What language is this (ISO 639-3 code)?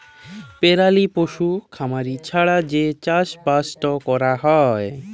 ben